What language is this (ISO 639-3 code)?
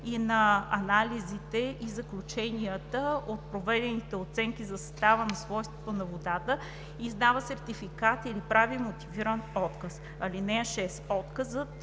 bul